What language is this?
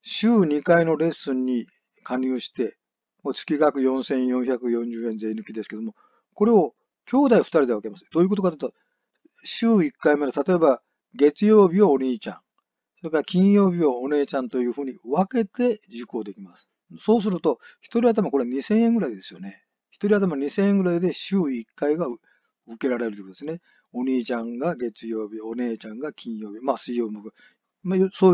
Japanese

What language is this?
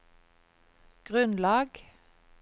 Norwegian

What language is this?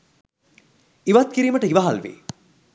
Sinhala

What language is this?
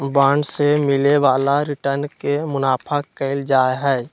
Magahi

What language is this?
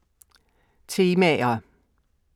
Danish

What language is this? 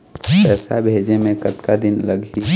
Chhattisgarhi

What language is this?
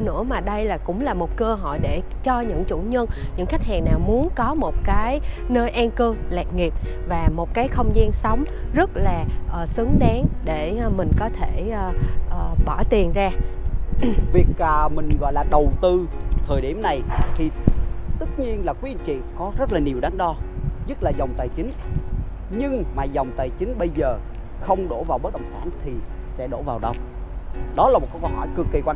Vietnamese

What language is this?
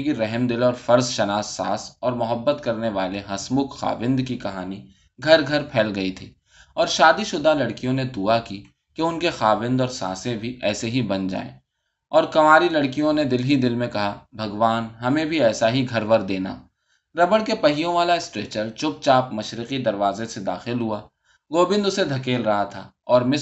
Urdu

